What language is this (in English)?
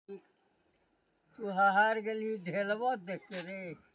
Maithili